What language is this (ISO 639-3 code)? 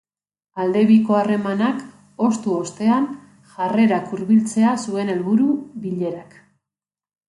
eus